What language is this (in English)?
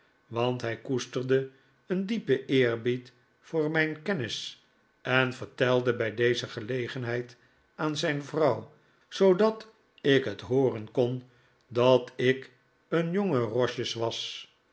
Dutch